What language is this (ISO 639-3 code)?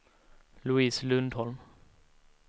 swe